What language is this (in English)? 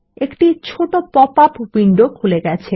Bangla